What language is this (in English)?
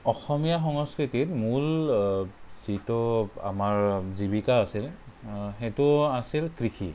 Assamese